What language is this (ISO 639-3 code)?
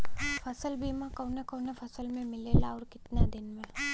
bho